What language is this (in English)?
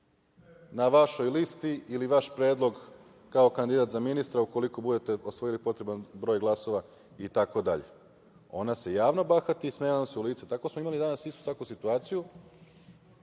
Serbian